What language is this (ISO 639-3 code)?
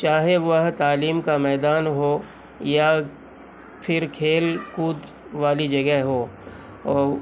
urd